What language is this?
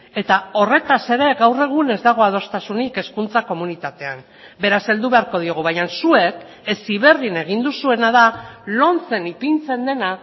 Basque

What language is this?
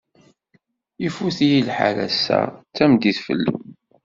Kabyle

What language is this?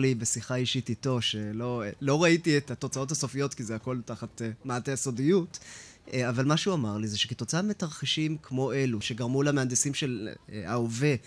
Hebrew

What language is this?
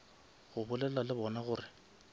Northern Sotho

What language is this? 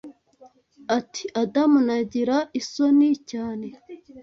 Kinyarwanda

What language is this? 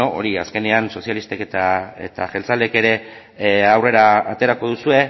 Basque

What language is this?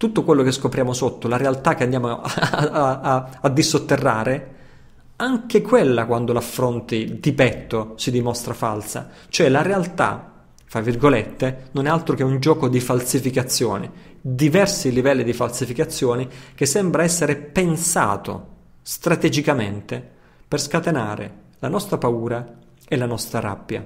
Italian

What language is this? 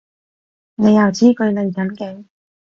Cantonese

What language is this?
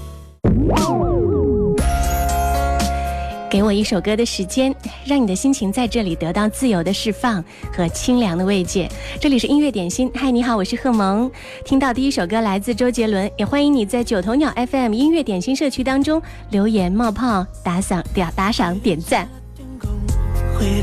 Chinese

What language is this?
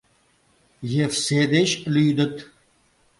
Mari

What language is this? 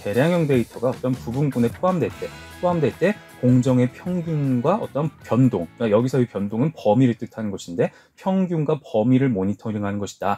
Korean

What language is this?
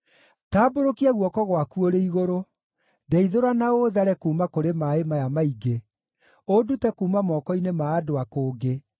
Kikuyu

